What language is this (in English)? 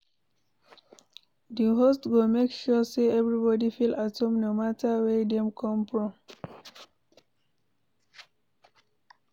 Nigerian Pidgin